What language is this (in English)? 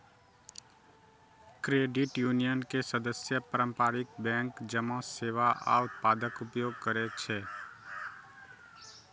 Maithili